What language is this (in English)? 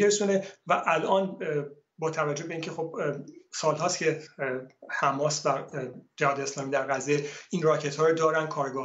Persian